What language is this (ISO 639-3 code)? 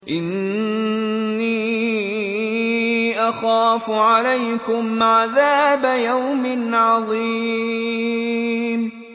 ara